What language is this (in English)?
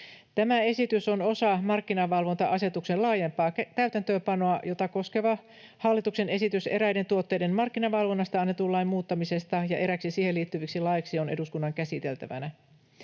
Finnish